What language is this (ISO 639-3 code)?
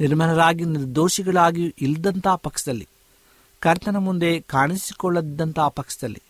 kan